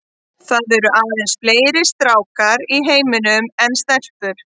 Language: Icelandic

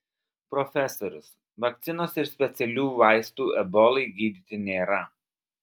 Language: Lithuanian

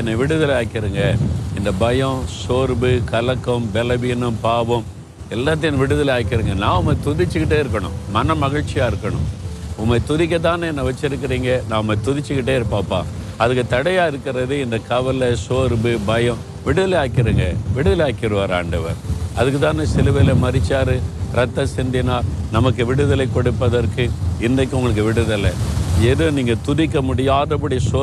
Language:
Tamil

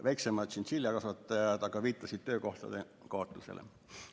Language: Estonian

